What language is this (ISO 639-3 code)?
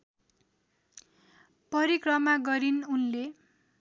nep